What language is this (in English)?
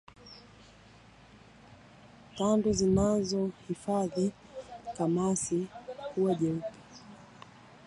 Swahili